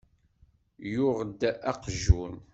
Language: Kabyle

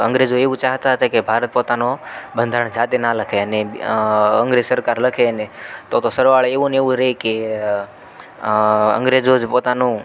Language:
Gujarati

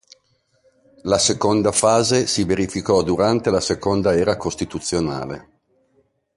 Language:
Italian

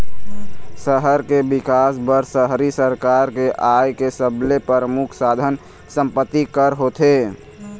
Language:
Chhattisgarhi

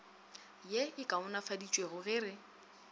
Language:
Northern Sotho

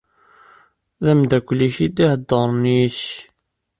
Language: Kabyle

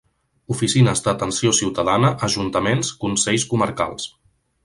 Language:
Catalan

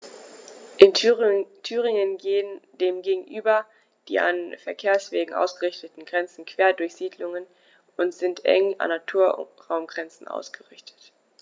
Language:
German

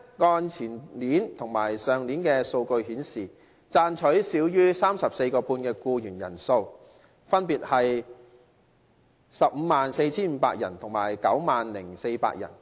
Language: Cantonese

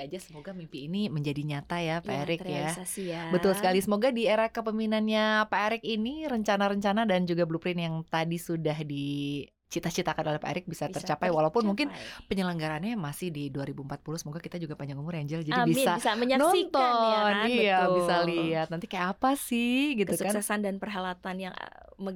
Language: Indonesian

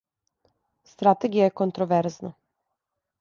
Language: Serbian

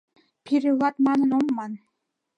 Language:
Mari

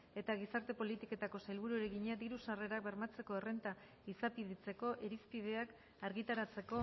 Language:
Basque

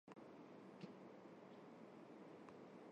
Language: Armenian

